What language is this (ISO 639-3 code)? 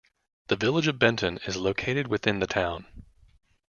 eng